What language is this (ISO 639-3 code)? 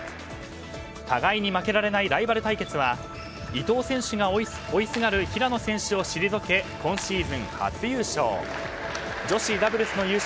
jpn